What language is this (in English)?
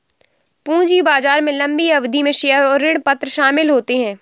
Hindi